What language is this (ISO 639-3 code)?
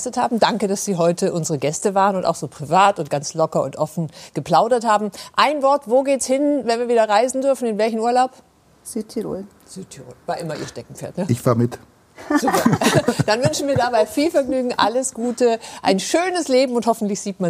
deu